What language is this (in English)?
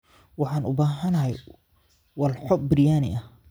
Somali